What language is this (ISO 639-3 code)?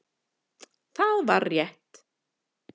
isl